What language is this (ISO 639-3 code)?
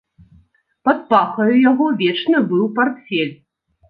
bel